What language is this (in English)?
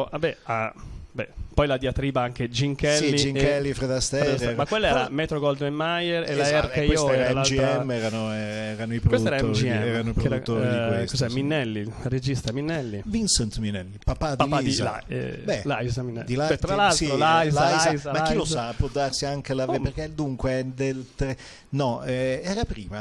Italian